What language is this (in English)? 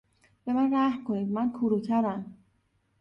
Persian